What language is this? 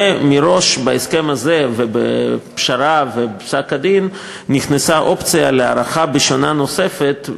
Hebrew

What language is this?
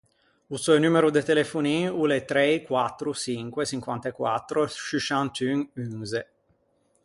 Ligurian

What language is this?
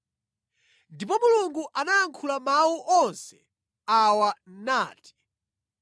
Nyanja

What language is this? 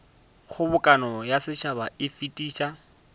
Northern Sotho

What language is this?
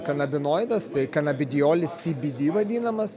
Lithuanian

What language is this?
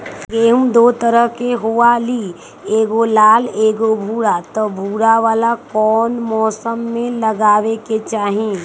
Magahi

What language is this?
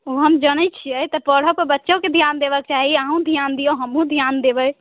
Maithili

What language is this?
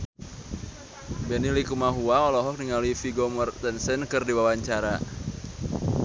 Sundanese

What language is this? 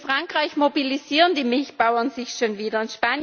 German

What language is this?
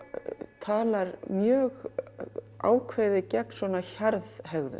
Icelandic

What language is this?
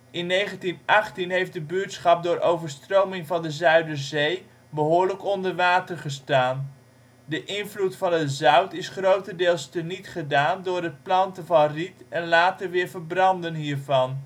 Dutch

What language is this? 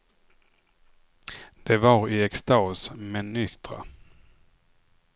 Swedish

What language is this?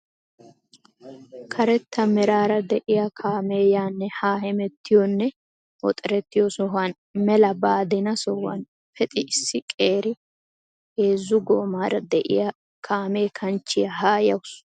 Wolaytta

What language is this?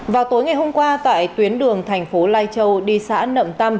Vietnamese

